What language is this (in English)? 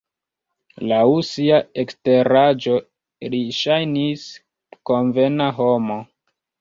Esperanto